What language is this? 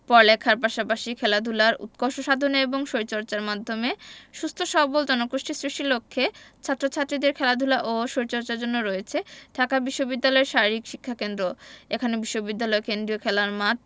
Bangla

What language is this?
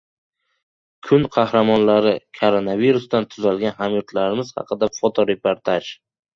Uzbek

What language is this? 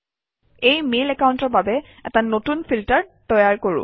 Assamese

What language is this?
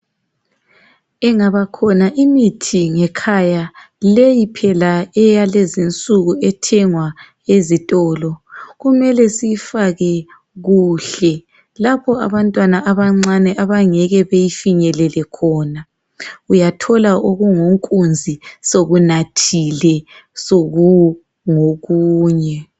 North Ndebele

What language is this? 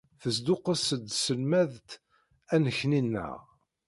Kabyle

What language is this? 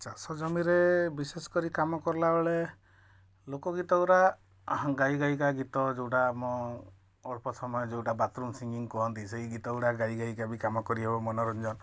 Odia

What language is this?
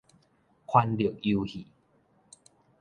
Min Nan Chinese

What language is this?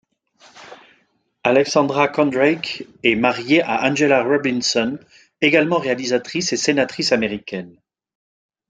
French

